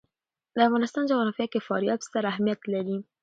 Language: Pashto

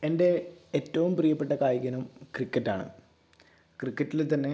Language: Malayalam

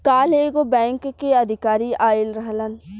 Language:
Bhojpuri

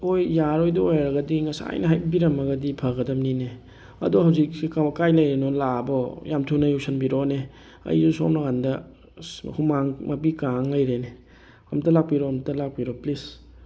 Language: Manipuri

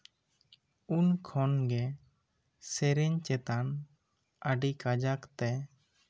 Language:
Santali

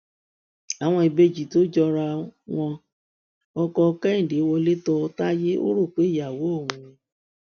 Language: Yoruba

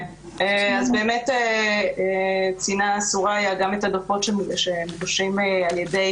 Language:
Hebrew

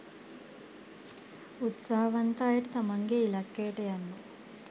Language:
Sinhala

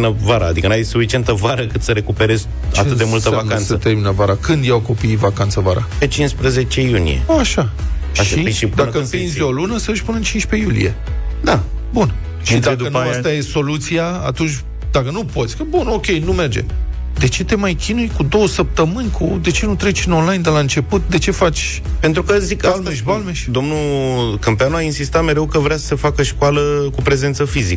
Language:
Romanian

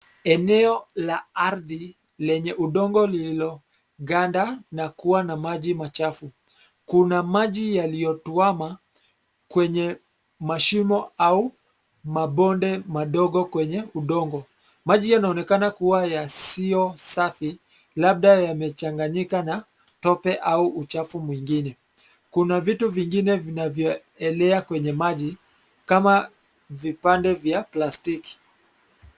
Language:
Swahili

